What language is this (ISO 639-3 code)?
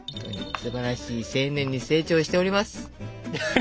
jpn